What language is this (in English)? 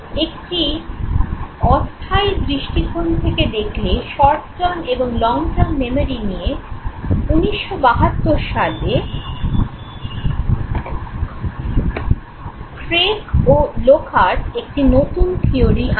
Bangla